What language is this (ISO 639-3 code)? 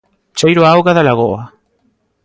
glg